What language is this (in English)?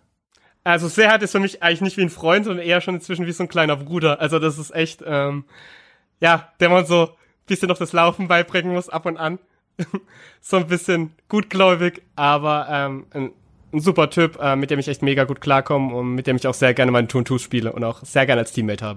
German